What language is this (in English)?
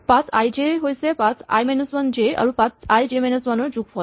Assamese